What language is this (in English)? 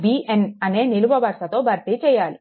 Telugu